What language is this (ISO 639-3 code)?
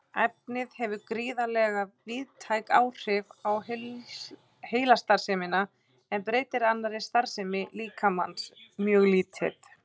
isl